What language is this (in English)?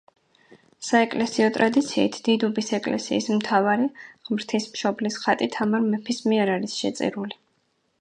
Georgian